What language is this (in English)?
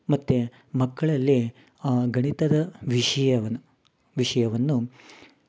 Kannada